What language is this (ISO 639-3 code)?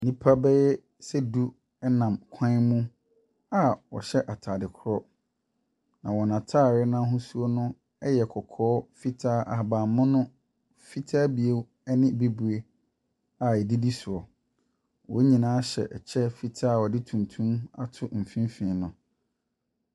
aka